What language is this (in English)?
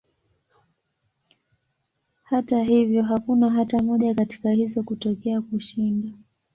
Swahili